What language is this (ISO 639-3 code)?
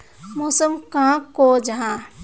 mag